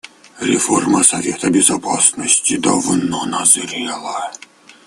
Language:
Russian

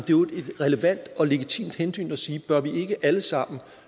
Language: Danish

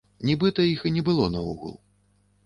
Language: Belarusian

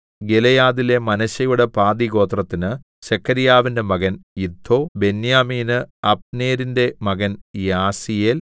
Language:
Malayalam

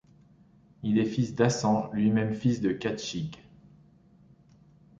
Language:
French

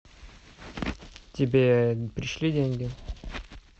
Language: Russian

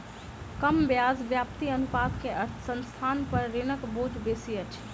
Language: Maithili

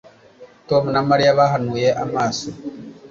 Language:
Kinyarwanda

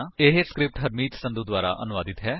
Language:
Punjabi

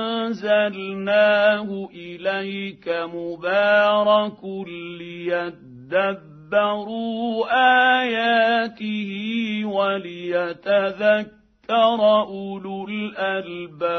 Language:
Arabic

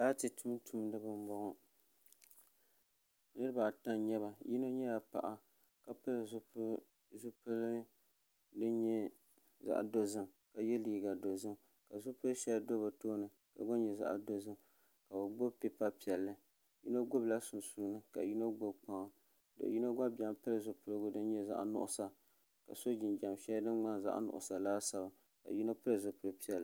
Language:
Dagbani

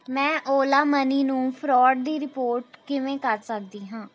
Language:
Punjabi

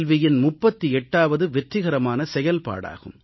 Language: Tamil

